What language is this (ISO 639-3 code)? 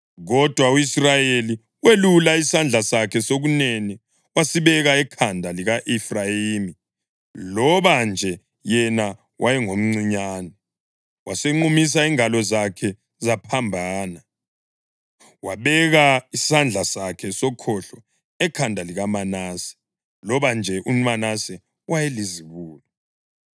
nde